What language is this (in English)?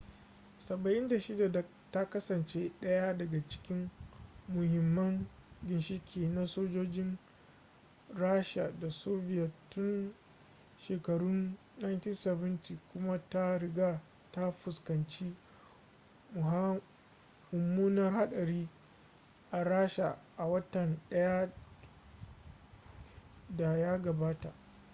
Hausa